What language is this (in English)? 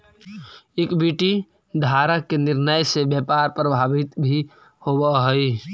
Magahi